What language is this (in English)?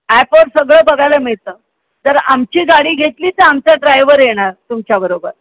Marathi